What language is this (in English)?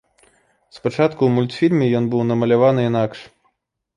Belarusian